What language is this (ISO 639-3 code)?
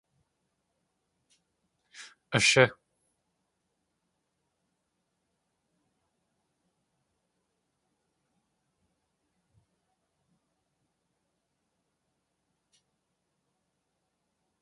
tli